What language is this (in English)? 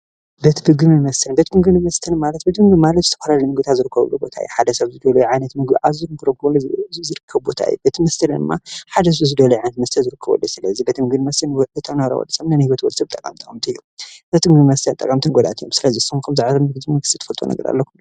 Tigrinya